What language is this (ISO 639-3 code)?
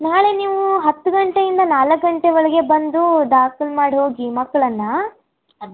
kan